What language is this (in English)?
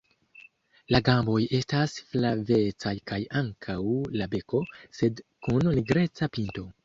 Esperanto